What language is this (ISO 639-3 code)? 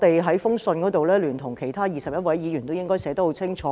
yue